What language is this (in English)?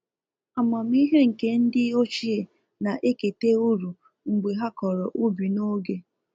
Igbo